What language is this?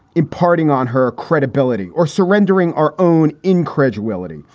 English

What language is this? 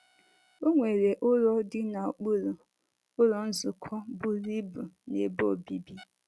Igbo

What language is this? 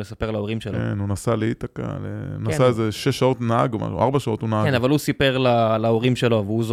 Hebrew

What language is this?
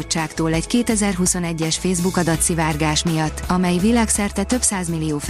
Hungarian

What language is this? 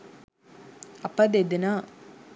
Sinhala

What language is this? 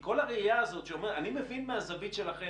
Hebrew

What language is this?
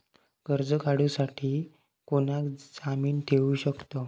Marathi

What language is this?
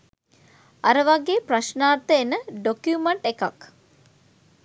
Sinhala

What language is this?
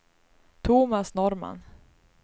Swedish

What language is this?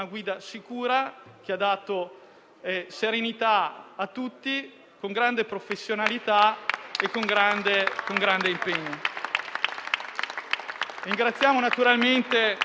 Italian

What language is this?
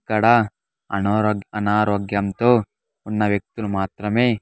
Telugu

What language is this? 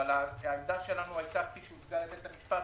Hebrew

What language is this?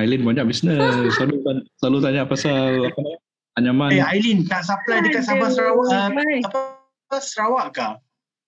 Malay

